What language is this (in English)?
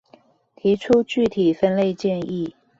Chinese